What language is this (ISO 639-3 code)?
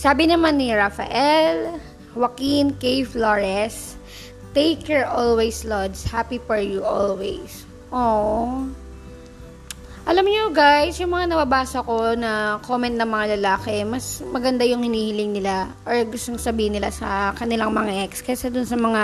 fil